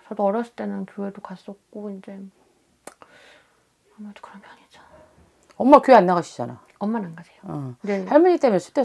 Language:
Korean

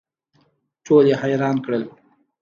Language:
Pashto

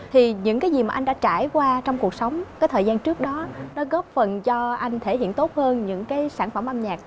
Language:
Vietnamese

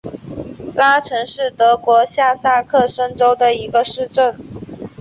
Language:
Chinese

